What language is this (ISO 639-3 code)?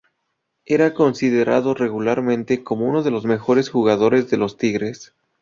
spa